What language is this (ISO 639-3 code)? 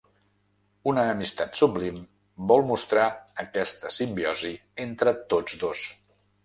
cat